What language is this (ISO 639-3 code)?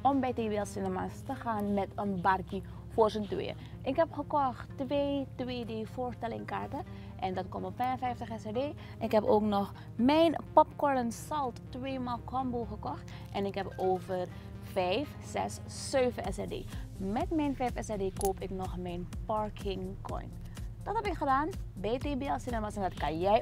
nld